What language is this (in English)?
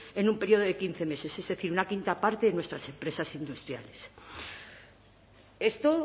Spanish